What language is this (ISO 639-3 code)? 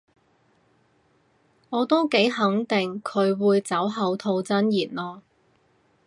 yue